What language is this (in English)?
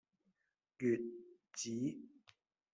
Cantonese